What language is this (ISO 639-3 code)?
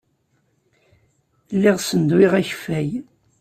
kab